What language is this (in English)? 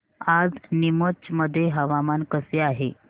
Marathi